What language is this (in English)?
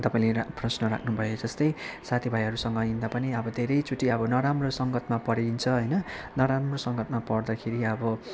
Nepali